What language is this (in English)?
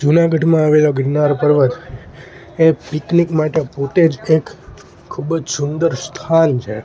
Gujarati